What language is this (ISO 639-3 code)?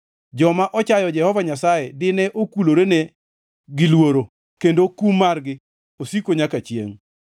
luo